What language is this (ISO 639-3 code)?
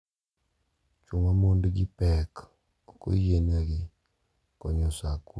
luo